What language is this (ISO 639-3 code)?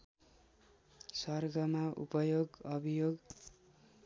nep